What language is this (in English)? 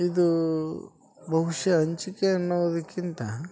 Kannada